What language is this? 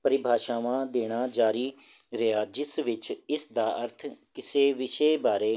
Punjabi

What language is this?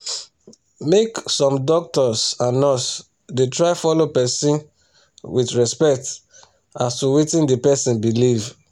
Nigerian Pidgin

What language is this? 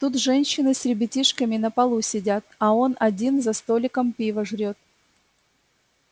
Russian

